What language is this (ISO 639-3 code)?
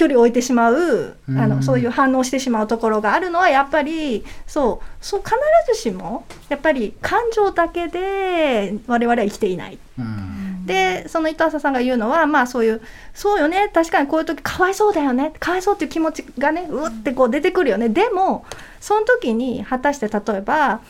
jpn